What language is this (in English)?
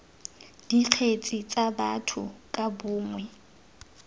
Tswana